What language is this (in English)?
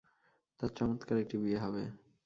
Bangla